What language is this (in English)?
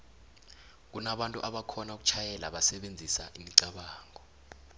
South Ndebele